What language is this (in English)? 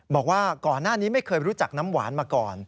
Thai